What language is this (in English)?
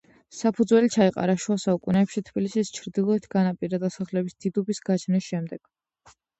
Georgian